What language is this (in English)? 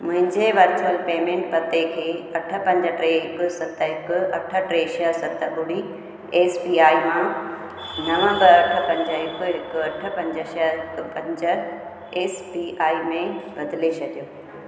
Sindhi